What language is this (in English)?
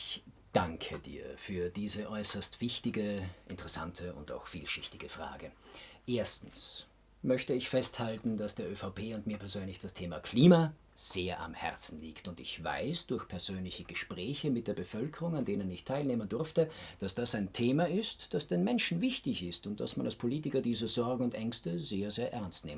German